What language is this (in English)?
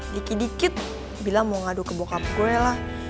Indonesian